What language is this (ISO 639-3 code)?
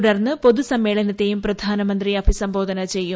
mal